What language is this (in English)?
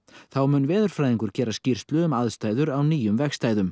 Icelandic